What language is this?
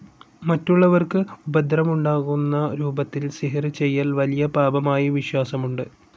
Malayalam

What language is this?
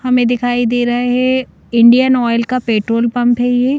Hindi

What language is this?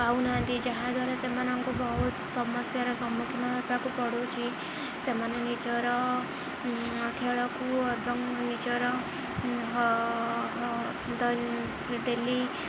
Odia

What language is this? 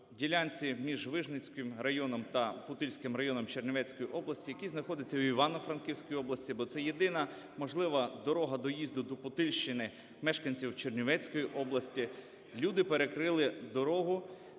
Ukrainian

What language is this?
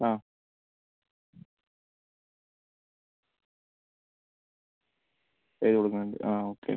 Malayalam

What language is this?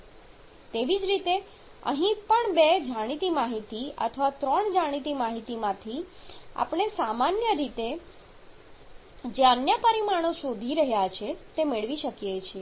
Gujarati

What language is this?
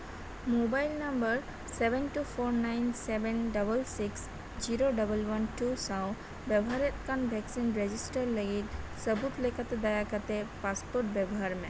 Santali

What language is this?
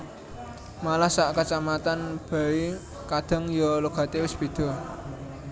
Javanese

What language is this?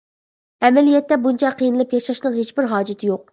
Uyghur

